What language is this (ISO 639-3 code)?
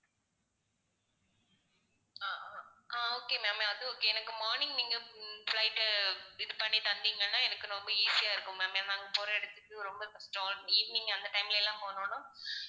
tam